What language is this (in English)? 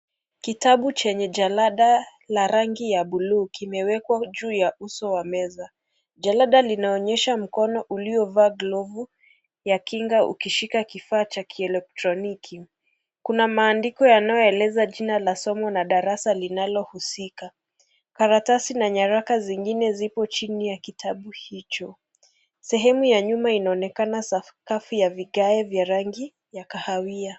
Swahili